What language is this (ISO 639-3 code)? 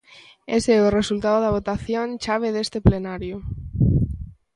glg